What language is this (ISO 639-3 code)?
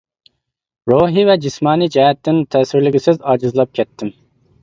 uig